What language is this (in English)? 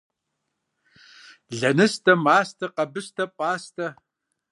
Kabardian